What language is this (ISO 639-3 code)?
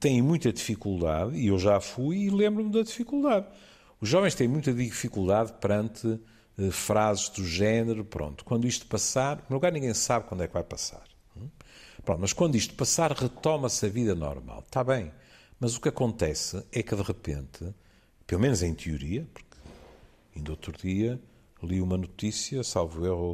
por